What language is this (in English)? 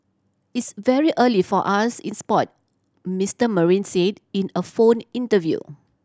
English